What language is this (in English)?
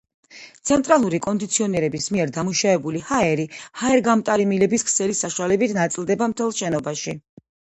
Georgian